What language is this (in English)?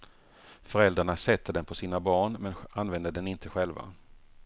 Swedish